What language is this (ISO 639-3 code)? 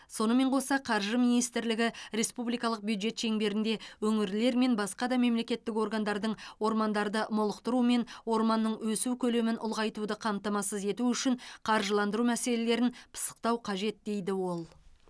kaz